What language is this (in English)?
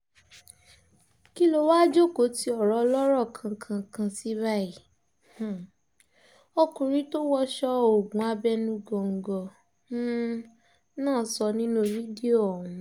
Yoruba